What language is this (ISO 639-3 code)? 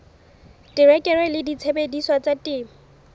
sot